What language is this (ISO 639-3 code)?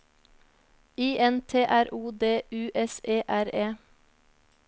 nor